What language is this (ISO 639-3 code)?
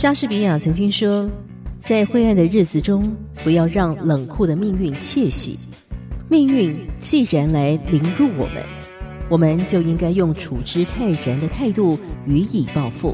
zho